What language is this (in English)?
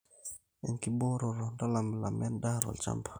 Masai